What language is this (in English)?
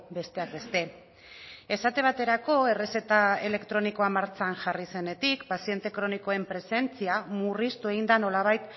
Basque